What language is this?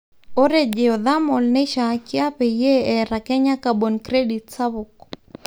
Masai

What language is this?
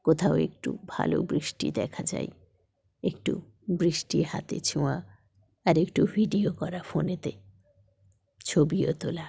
Bangla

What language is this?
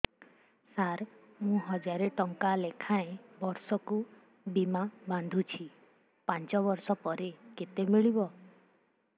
Odia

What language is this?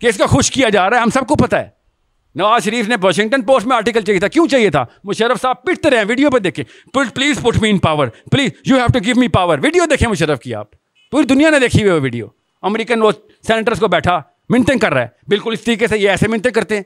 Urdu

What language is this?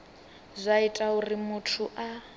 Venda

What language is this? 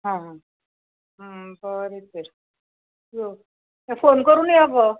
Konkani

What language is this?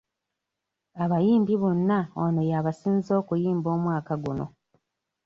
Ganda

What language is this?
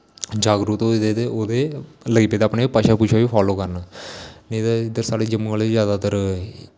Dogri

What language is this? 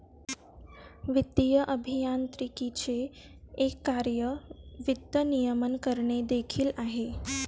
Marathi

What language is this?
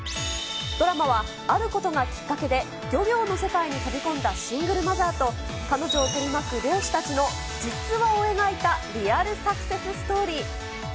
Japanese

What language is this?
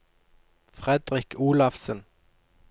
Norwegian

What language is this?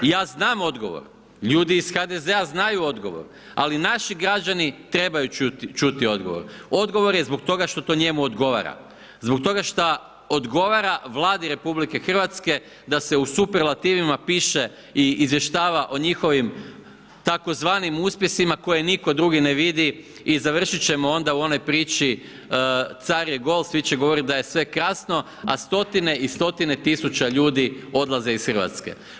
Croatian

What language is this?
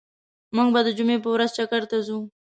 Pashto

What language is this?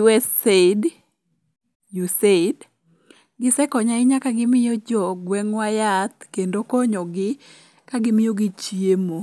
Luo (Kenya and Tanzania)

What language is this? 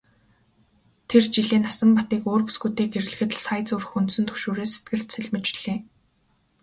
Mongolian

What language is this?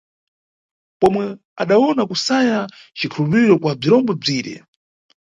Nyungwe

